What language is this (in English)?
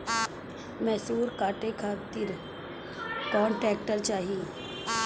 Bhojpuri